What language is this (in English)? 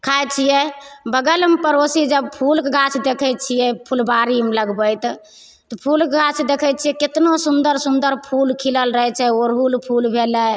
Maithili